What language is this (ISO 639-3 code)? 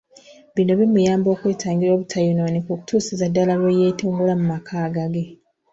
lug